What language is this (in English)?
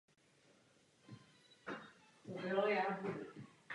Czech